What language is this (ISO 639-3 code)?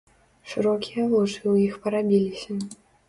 bel